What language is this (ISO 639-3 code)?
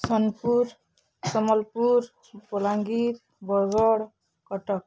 ori